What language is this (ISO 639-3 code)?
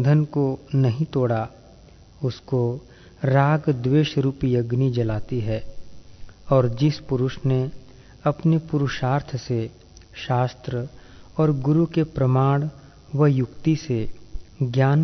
hin